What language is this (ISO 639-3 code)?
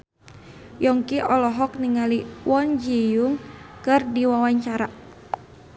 sun